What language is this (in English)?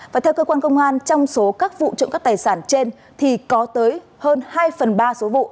Vietnamese